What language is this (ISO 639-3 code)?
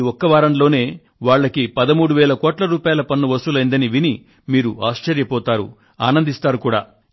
tel